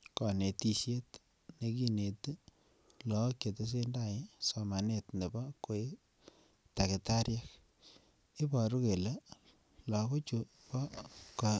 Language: Kalenjin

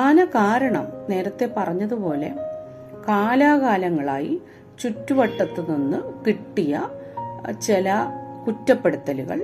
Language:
Malayalam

